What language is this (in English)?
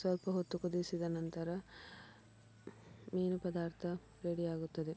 Kannada